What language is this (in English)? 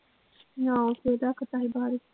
Punjabi